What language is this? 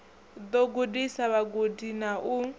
Venda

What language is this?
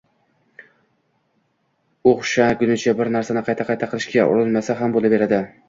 Uzbek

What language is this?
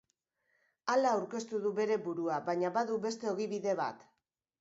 Basque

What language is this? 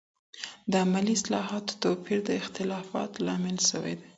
Pashto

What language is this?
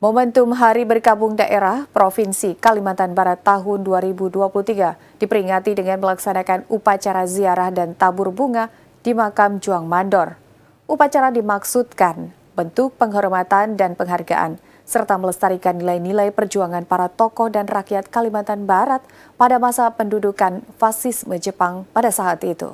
Indonesian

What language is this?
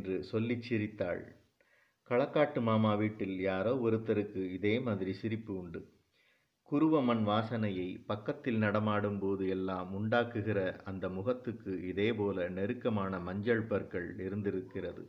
Tamil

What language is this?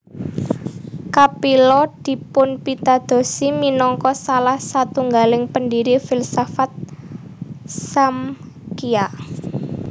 Javanese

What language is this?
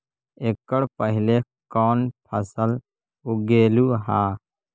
Magahi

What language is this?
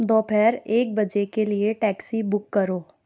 Urdu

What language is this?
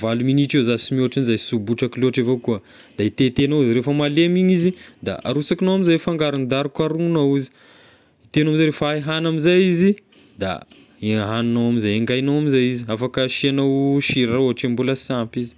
Tesaka Malagasy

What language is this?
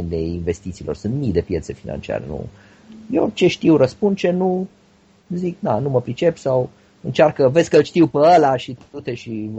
Romanian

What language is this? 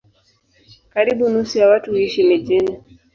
Swahili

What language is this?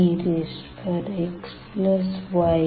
Hindi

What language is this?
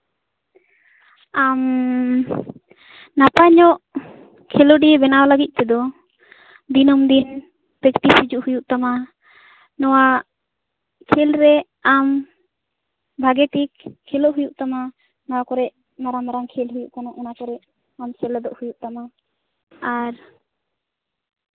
Santali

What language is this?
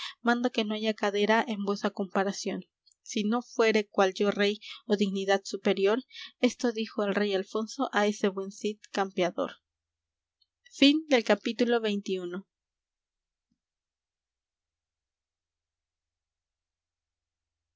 Spanish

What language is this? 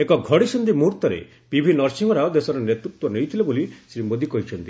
Odia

